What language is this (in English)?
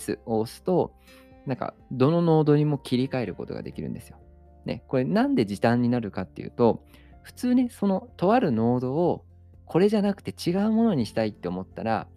Japanese